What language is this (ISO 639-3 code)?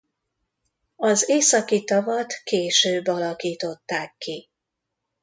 hun